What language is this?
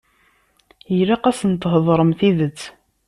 Kabyle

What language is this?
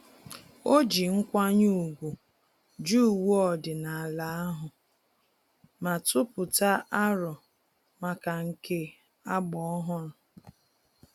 Igbo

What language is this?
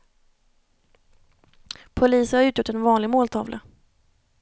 Swedish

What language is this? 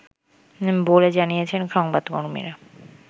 Bangla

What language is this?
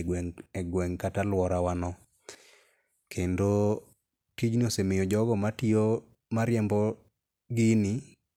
Luo (Kenya and Tanzania)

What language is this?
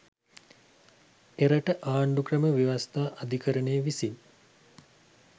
Sinhala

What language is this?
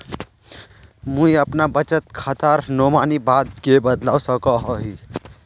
Magahi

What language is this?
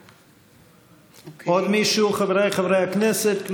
Hebrew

